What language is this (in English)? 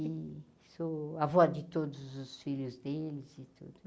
Portuguese